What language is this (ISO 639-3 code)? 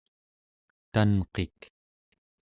esu